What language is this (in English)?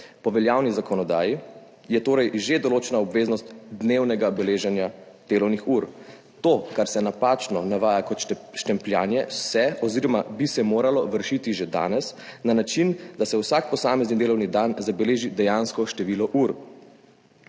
Slovenian